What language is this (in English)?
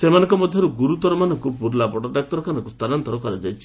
Odia